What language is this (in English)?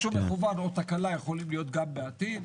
Hebrew